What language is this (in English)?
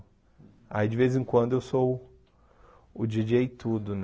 Portuguese